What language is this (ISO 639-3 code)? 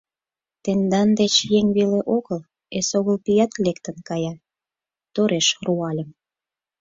chm